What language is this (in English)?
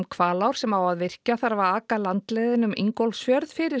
Icelandic